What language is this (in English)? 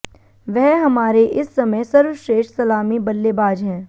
Hindi